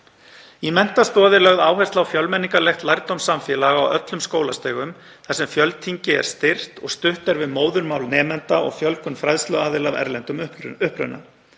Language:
Icelandic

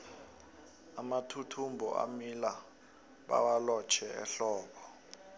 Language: South Ndebele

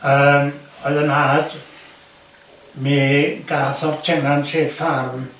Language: Welsh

